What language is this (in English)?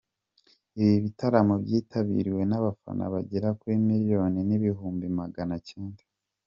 Kinyarwanda